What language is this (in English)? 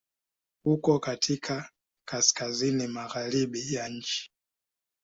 Swahili